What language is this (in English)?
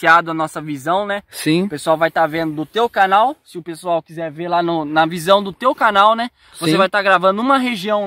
Portuguese